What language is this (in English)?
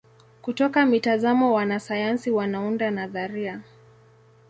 Swahili